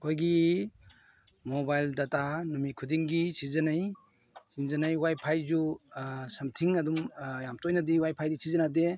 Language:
Manipuri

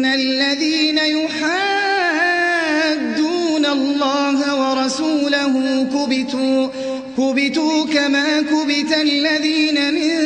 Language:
Arabic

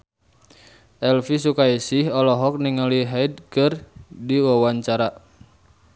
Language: Sundanese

